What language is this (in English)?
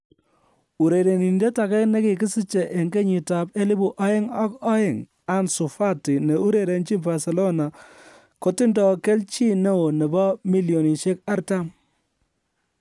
Kalenjin